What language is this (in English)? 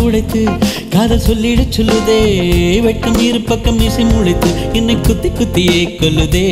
Hindi